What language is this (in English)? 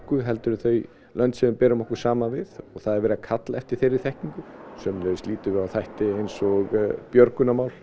Icelandic